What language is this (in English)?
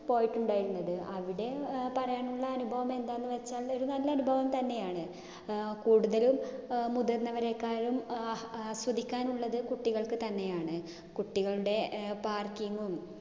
Malayalam